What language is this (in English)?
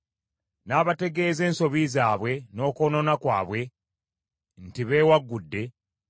Ganda